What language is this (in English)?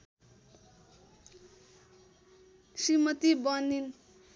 Nepali